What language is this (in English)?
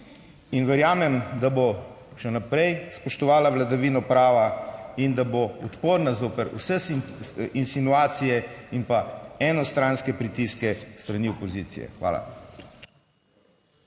Slovenian